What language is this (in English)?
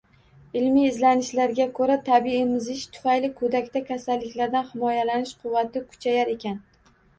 Uzbek